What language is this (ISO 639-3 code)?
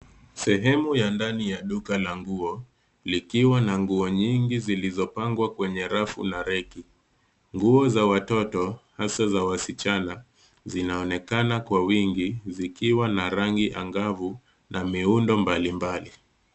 swa